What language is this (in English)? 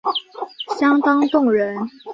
Chinese